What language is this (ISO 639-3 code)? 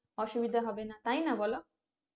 ben